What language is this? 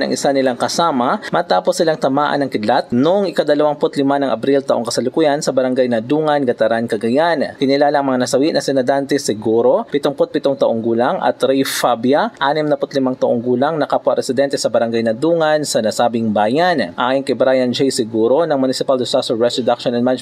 Filipino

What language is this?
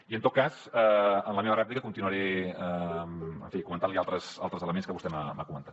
Catalan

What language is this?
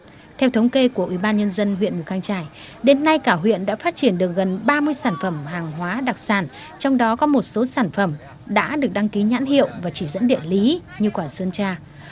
Vietnamese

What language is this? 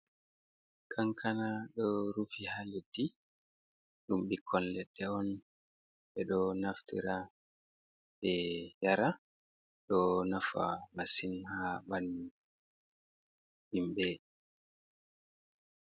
Fula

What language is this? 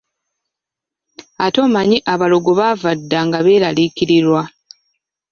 Ganda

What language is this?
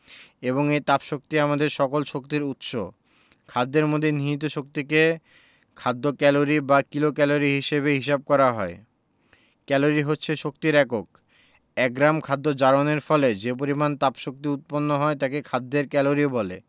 Bangla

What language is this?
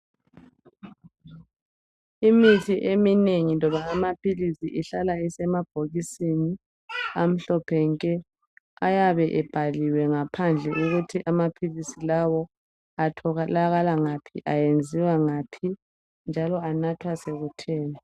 North Ndebele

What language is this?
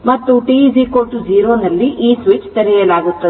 Kannada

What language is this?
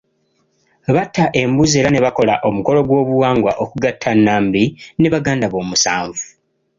Ganda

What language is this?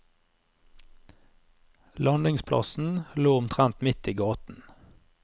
Norwegian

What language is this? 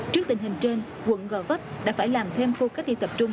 Vietnamese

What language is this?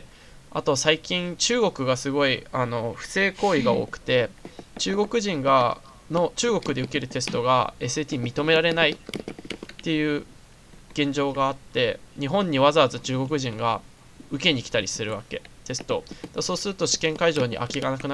Japanese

